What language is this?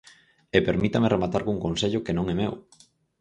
Galician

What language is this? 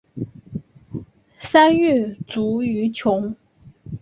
Chinese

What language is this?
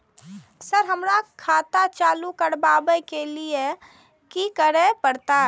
Maithili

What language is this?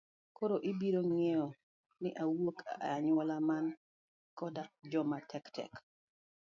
Luo (Kenya and Tanzania)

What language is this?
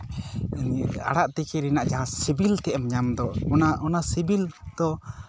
Santali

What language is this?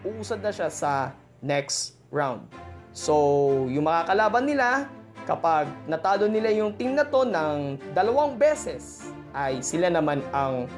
Filipino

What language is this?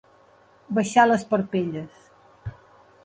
Catalan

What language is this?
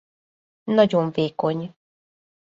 Hungarian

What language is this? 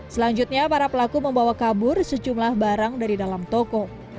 Indonesian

